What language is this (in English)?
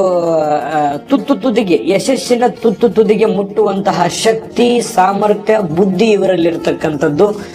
Romanian